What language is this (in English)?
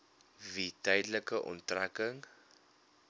Afrikaans